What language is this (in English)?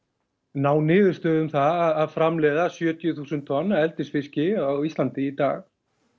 Icelandic